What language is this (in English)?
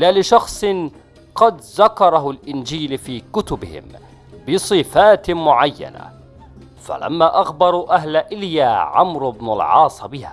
Arabic